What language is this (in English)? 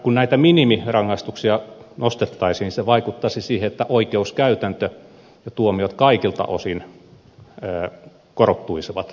Finnish